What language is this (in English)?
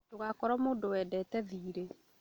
Kikuyu